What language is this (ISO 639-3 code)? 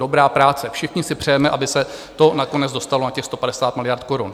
ces